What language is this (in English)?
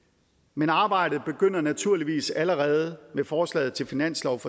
Danish